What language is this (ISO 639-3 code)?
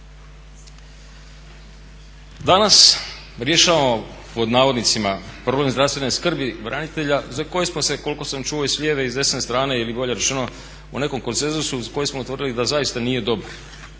hrv